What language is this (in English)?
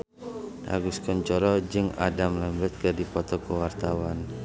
Sundanese